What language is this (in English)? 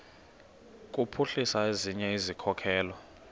Xhosa